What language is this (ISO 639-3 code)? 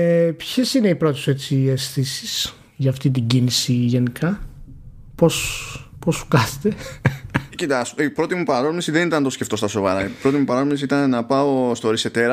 ell